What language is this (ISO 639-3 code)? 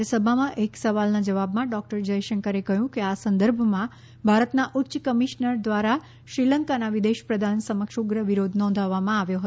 guj